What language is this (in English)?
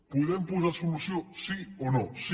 Catalan